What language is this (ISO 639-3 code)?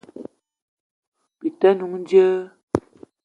eto